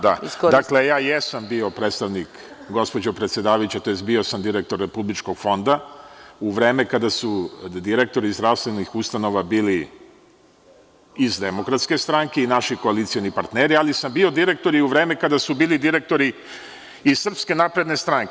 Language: Serbian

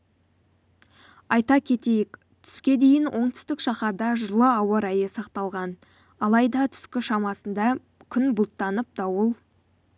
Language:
Kazakh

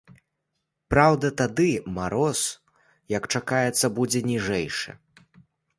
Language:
Belarusian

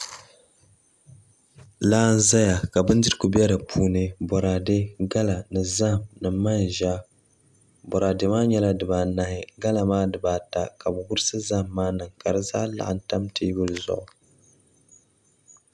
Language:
Dagbani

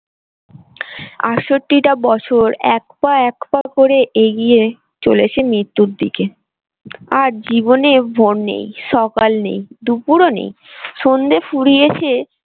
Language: Bangla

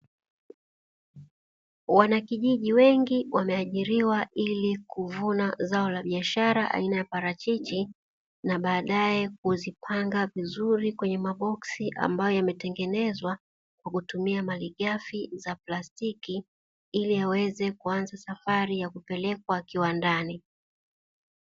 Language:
Swahili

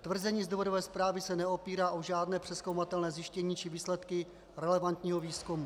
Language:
Czech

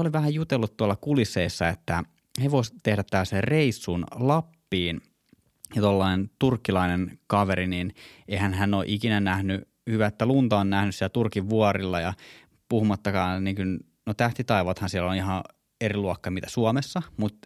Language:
Finnish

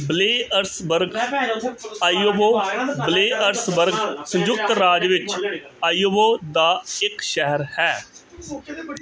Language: Punjabi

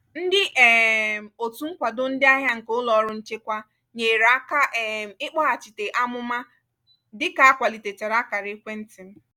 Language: Igbo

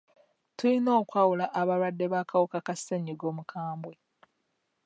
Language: Ganda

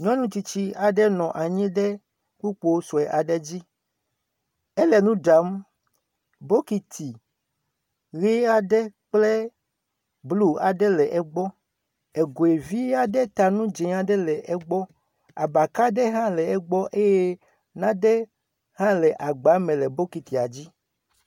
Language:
Ewe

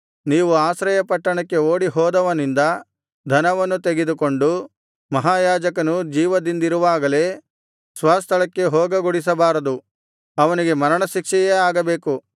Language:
Kannada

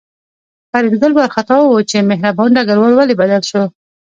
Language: Pashto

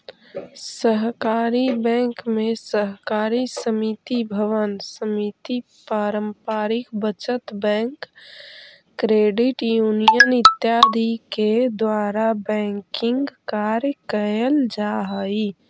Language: Magahi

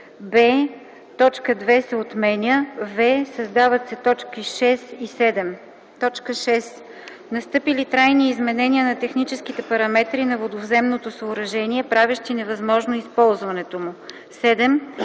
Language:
Bulgarian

